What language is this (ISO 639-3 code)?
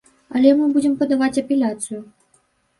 bel